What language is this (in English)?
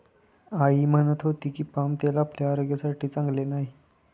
Marathi